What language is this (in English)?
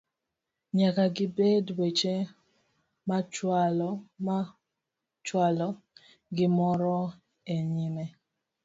Luo (Kenya and Tanzania)